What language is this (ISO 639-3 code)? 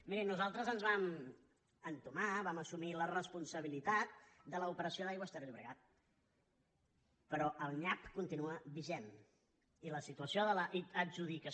cat